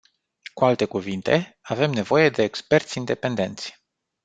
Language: Romanian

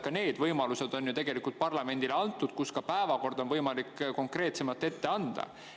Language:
Estonian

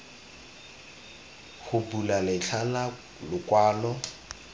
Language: Tswana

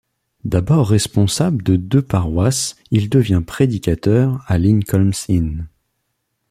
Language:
French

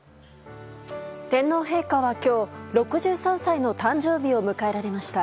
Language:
Japanese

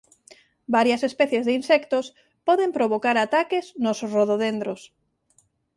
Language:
Galician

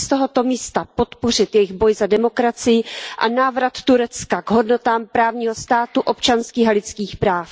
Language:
Czech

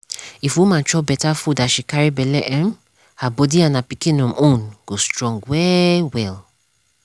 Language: Nigerian Pidgin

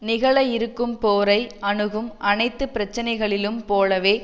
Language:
Tamil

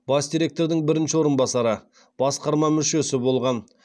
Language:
Kazakh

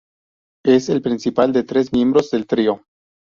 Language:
Spanish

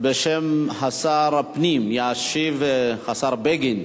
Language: Hebrew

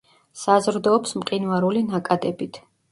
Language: Georgian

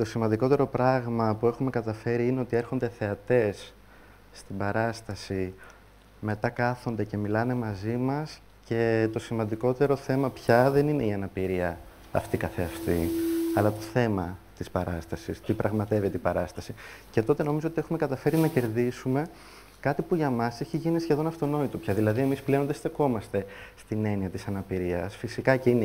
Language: Greek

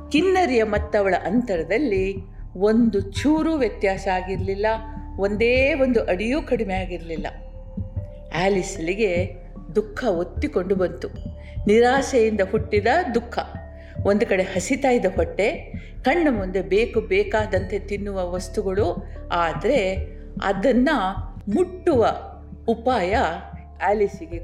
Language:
Kannada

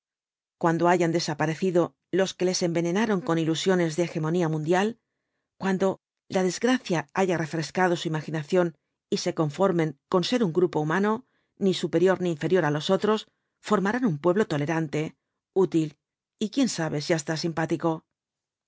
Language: Spanish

